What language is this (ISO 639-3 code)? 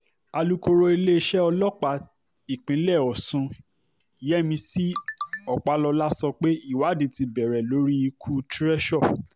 yor